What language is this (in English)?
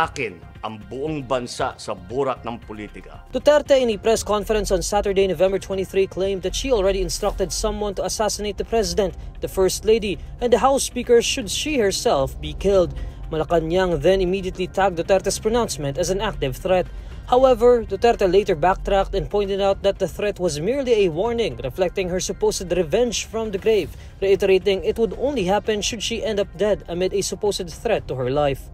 Filipino